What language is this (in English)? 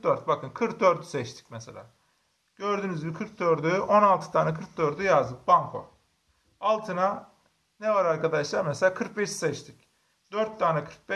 Turkish